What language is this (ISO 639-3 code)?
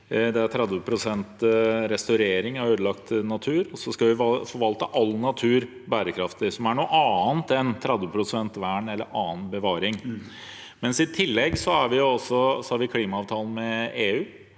nor